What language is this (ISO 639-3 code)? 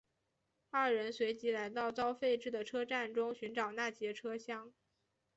zho